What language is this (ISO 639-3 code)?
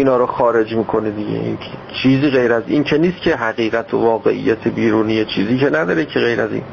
fas